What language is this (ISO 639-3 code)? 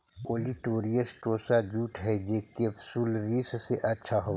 mag